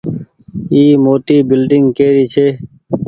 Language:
Goaria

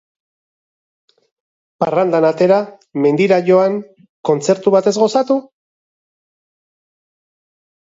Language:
Basque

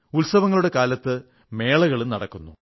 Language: Malayalam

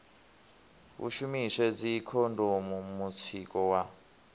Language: Venda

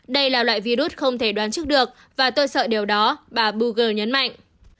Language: Vietnamese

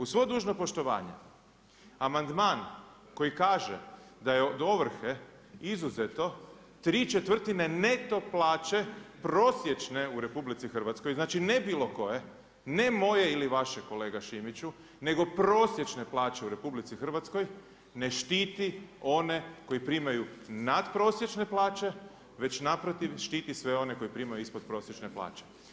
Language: Croatian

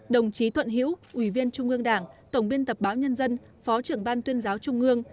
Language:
Vietnamese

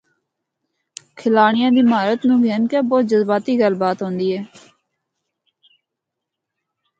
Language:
Northern Hindko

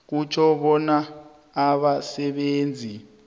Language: South Ndebele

